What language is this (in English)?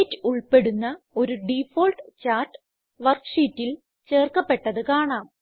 Malayalam